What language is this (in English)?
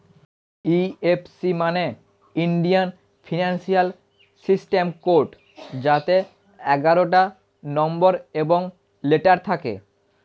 Bangla